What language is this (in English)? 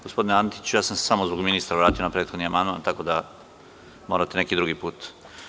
Serbian